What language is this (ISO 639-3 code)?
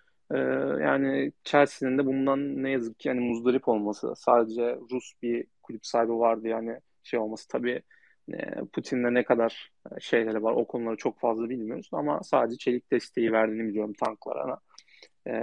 tur